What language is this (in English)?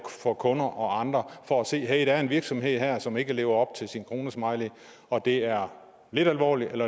Danish